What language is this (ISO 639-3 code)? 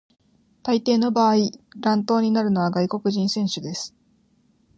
jpn